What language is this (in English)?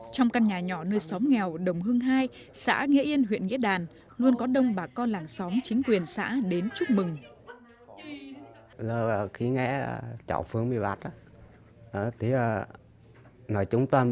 Vietnamese